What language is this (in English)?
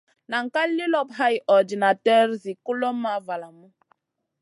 Masana